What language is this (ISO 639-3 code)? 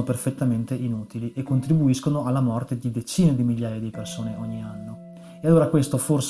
ita